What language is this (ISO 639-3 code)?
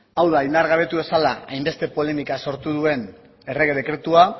eus